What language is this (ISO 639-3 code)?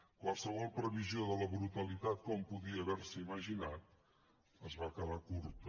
cat